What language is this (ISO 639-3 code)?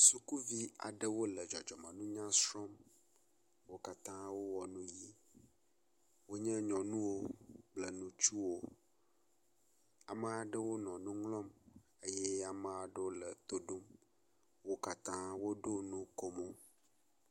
ewe